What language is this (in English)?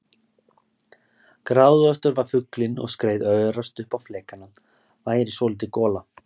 Icelandic